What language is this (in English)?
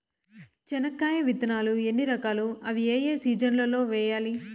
Telugu